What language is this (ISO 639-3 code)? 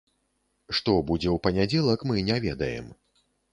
bel